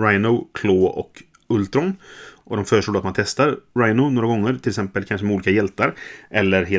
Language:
Swedish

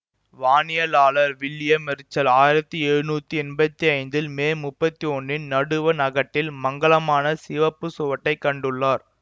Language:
Tamil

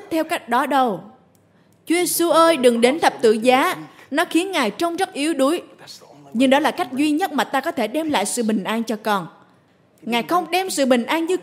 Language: Vietnamese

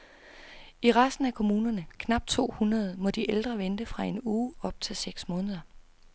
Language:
Danish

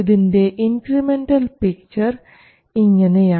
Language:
Malayalam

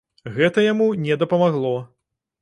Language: Belarusian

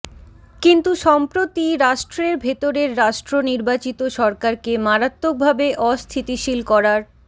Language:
Bangla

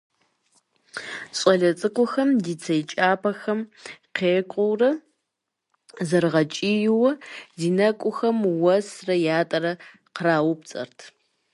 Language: Kabardian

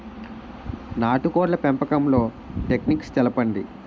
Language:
Telugu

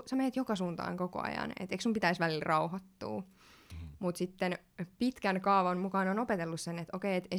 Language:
Finnish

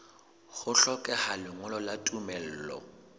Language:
Southern Sotho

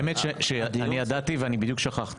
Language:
Hebrew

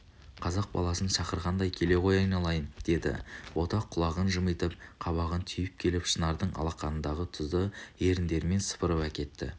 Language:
Kazakh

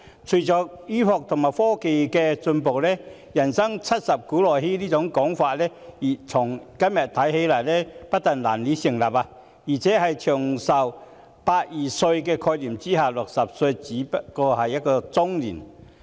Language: Cantonese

